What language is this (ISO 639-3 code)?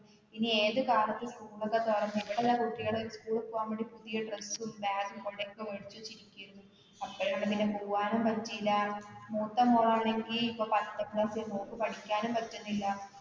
mal